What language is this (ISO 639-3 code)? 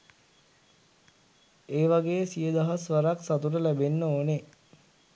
sin